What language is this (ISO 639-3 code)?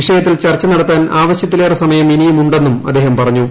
mal